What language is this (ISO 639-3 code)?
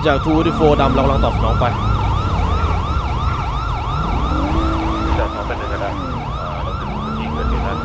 tha